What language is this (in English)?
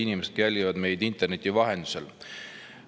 Estonian